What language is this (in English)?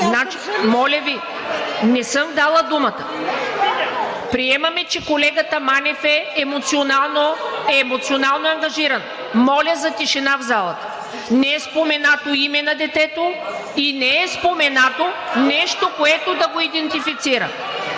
Bulgarian